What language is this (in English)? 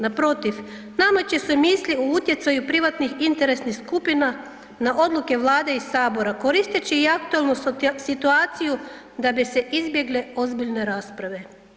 Croatian